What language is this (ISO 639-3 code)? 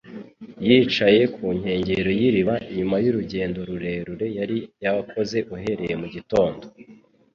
kin